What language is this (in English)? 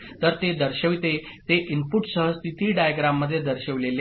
Marathi